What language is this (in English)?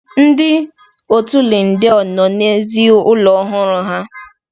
Igbo